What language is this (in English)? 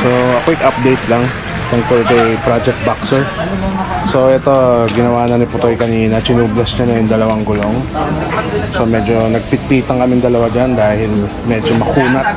Filipino